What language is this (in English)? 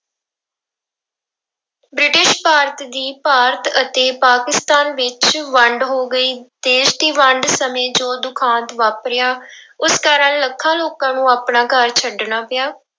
Punjabi